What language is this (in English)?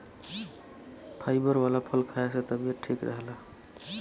Bhojpuri